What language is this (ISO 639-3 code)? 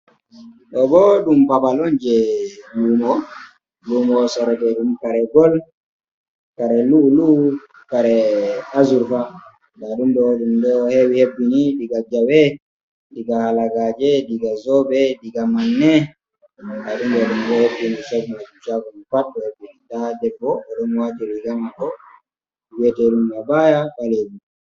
ful